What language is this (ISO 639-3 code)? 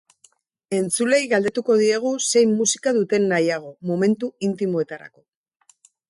eus